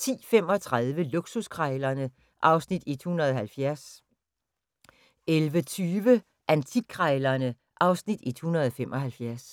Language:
Danish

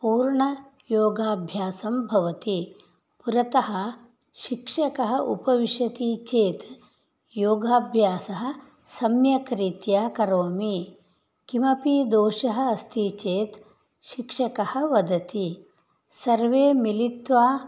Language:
Sanskrit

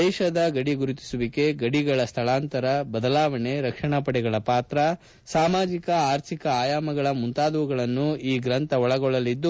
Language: Kannada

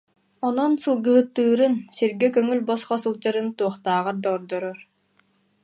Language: Yakut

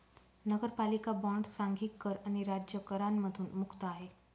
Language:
Marathi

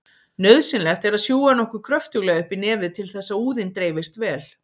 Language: Icelandic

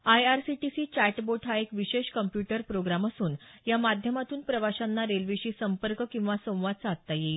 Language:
Marathi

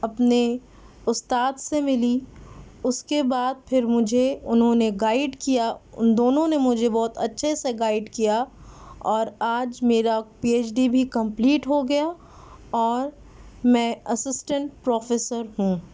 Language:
Urdu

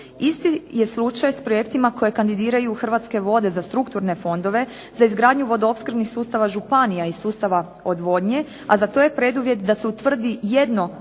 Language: Croatian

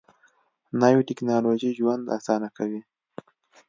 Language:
Pashto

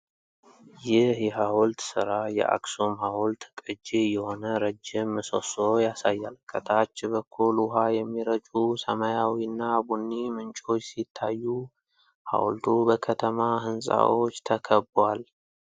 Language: Amharic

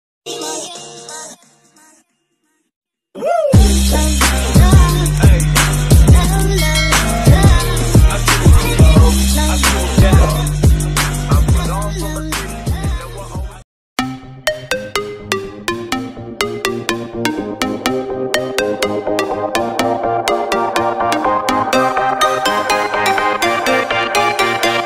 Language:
Dutch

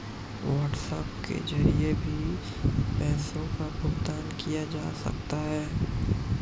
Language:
Hindi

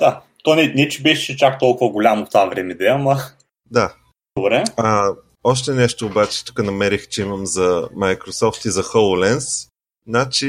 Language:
Bulgarian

